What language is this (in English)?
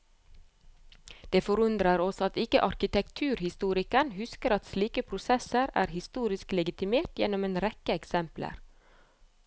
Norwegian